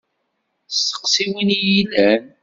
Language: Kabyle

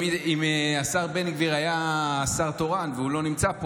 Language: Hebrew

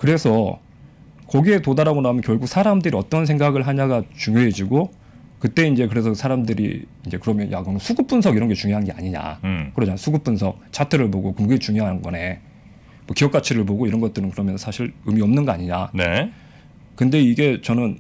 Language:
Korean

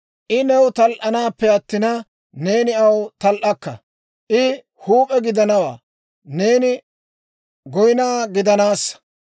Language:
Dawro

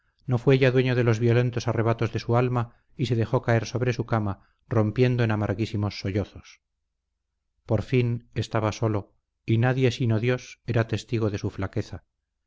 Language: Spanish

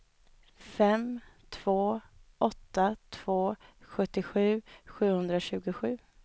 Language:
Swedish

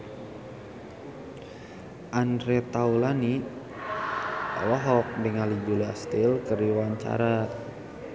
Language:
Sundanese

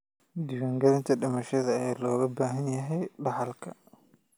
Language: Somali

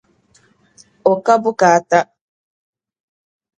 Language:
Dagbani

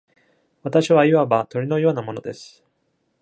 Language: Japanese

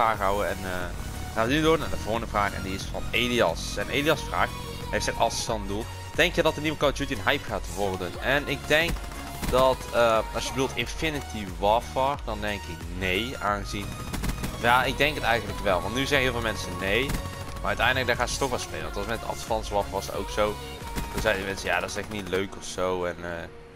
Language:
Dutch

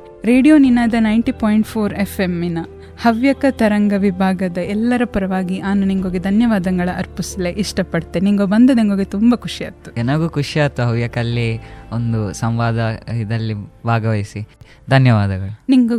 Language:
Kannada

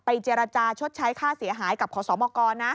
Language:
Thai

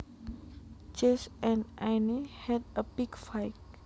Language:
Javanese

